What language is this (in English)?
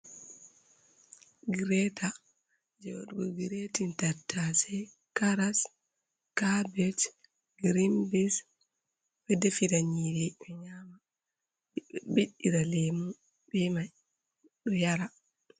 Fula